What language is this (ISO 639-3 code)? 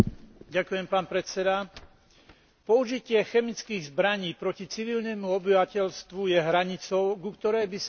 slk